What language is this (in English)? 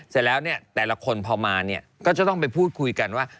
Thai